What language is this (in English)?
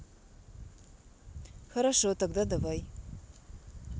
Russian